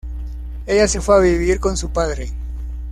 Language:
Spanish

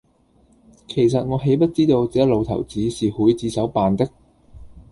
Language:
Cantonese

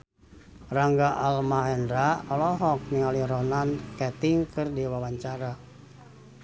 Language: Sundanese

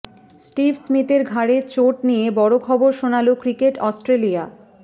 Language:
Bangla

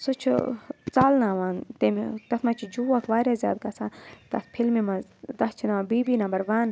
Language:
Kashmiri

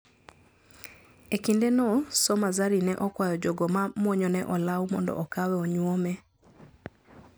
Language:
Luo (Kenya and Tanzania)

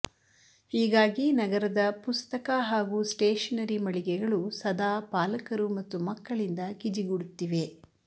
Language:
Kannada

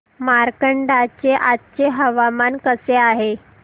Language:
Marathi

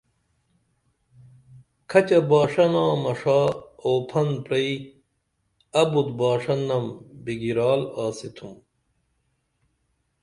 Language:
Dameli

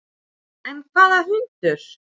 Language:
Icelandic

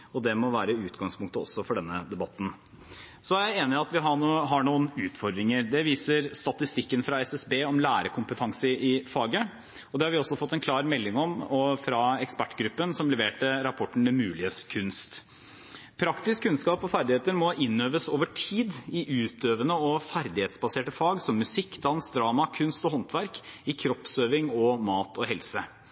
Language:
Norwegian Bokmål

